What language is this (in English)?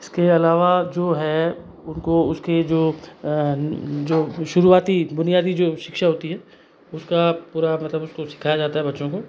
Hindi